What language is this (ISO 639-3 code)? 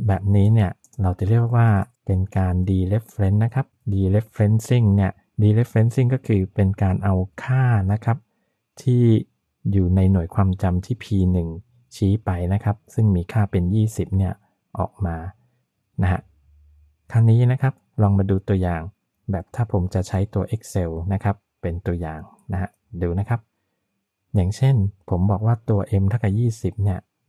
tha